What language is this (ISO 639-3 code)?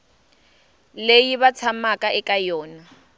tso